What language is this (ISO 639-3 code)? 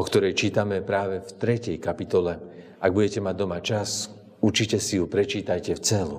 slk